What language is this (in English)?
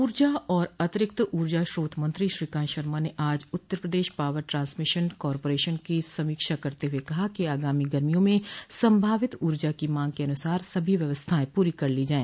Hindi